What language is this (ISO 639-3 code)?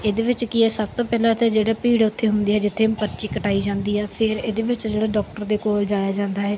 pan